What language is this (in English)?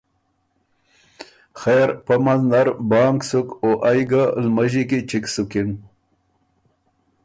Ormuri